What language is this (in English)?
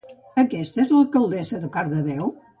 Catalan